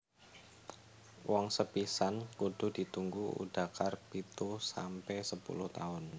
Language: Javanese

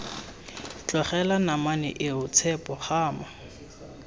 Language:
Tswana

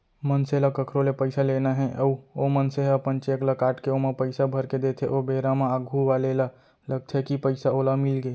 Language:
Chhattisgarhi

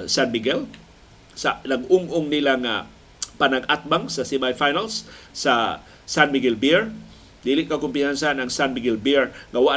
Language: Filipino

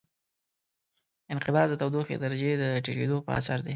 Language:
Pashto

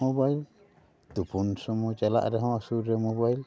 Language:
Santali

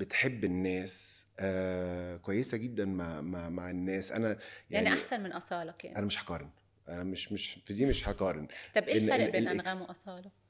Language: Arabic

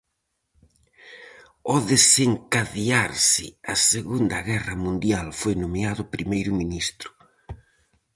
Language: Galician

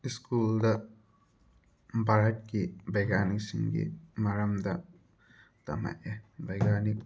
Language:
Manipuri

